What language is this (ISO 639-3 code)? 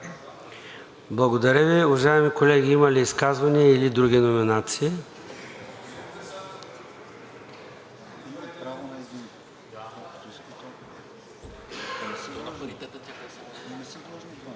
bul